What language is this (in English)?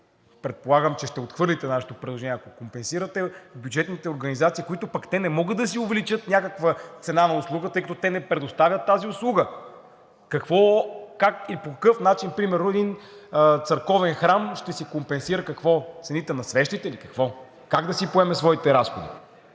Bulgarian